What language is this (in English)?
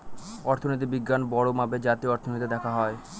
Bangla